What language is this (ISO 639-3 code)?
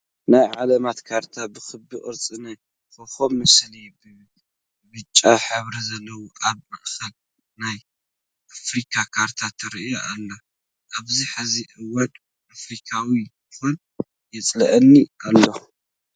tir